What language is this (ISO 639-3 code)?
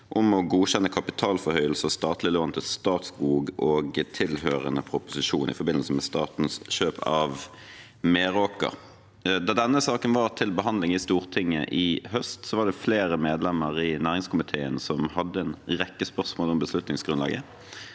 nor